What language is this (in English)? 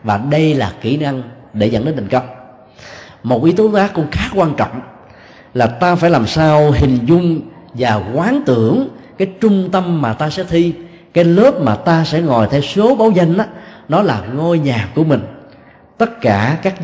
Vietnamese